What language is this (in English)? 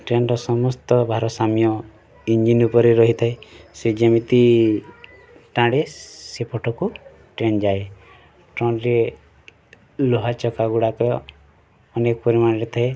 Odia